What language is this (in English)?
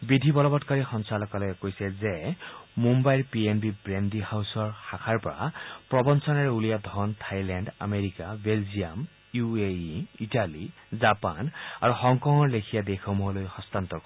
Assamese